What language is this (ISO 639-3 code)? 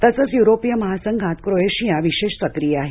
mar